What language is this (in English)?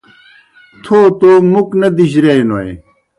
Kohistani Shina